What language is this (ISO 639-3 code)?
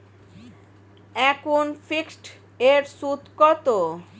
ben